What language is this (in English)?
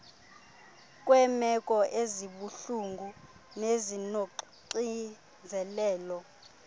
Xhosa